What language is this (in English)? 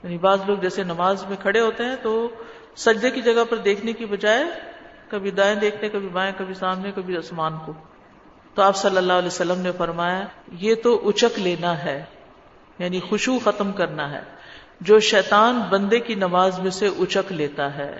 Urdu